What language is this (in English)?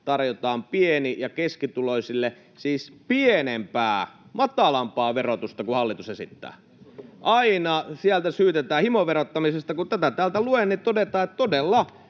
Finnish